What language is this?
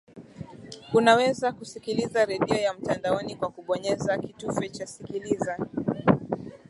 Swahili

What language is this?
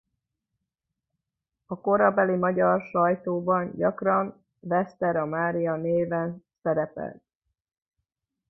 Hungarian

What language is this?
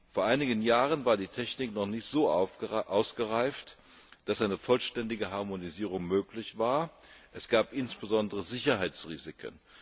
German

